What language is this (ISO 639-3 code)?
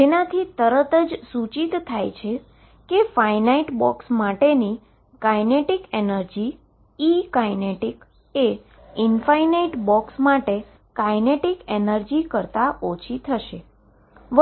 guj